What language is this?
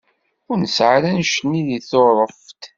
Kabyle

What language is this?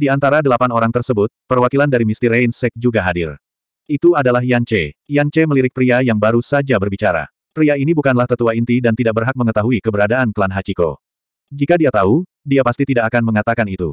Indonesian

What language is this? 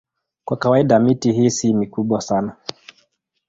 Swahili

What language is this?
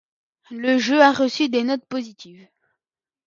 French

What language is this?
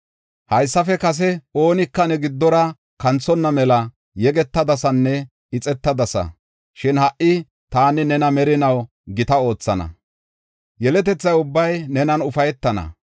Gofa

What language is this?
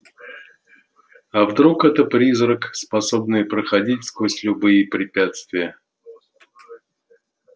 Russian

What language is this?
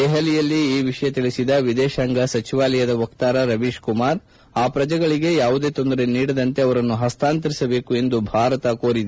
Kannada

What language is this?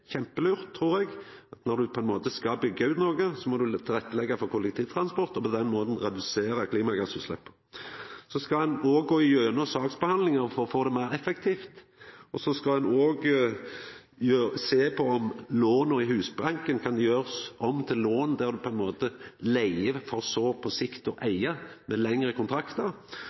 Norwegian Nynorsk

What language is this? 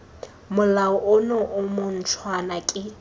Tswana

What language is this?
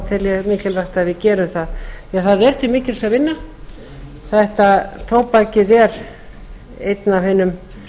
Icelandic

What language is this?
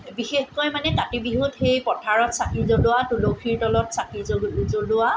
Assamese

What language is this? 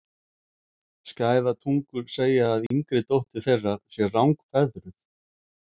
Icelandic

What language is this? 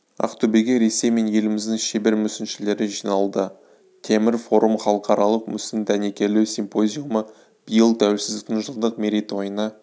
Kazakh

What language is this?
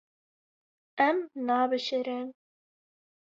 Kurdish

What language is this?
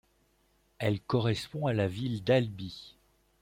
French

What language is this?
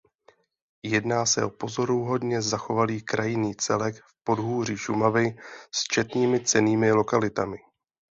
Czech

